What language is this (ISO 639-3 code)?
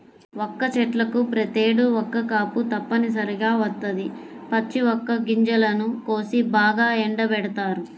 tel